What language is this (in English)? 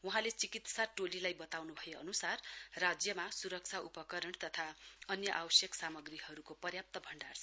Nepali